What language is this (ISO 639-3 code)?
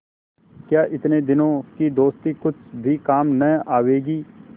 hin